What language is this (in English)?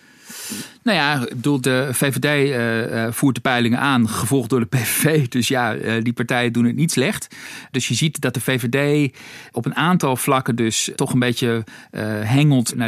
Dutch